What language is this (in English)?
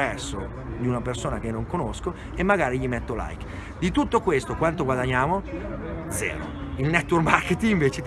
Italian